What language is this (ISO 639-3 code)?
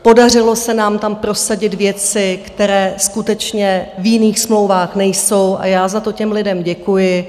ces